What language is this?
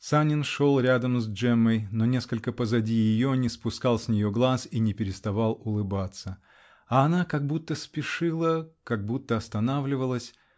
Russian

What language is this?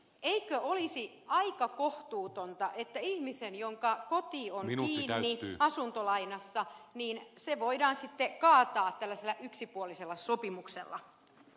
Finnish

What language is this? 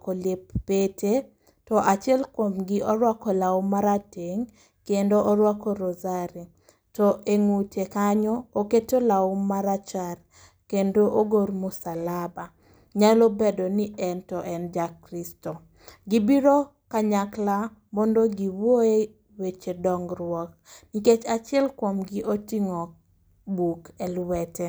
Luo (Kenya and Tanzania)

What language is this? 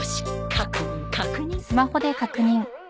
Japanese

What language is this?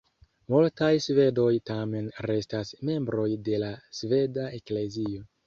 Esperanto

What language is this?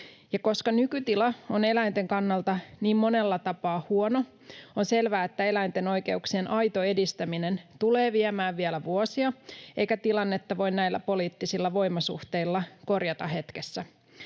Finnish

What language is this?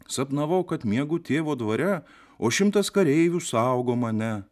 Lithuanian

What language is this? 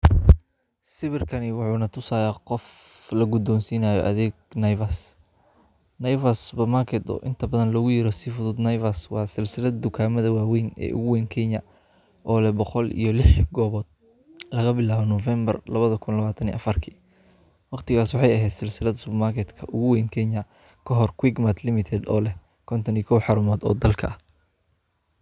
Somali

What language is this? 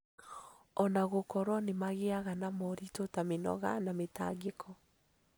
Kikuyu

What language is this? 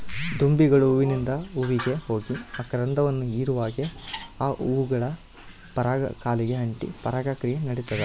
Kannada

